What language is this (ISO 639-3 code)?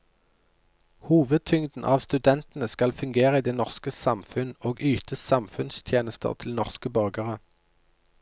nor